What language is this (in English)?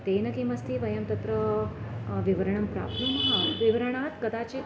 Sanskrit